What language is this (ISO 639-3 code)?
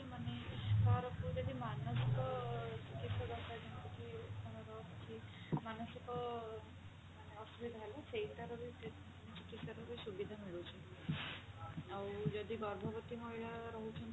ori